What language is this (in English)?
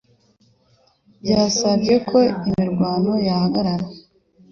Kinyarwanda